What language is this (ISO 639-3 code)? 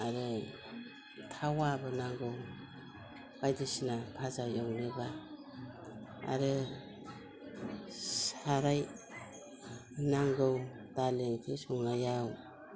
brx